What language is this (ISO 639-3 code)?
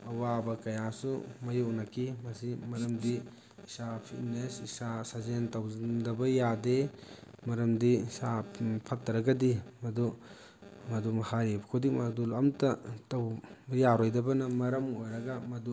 mni